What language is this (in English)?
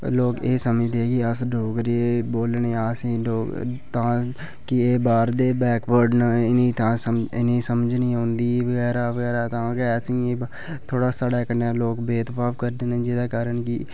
Dogri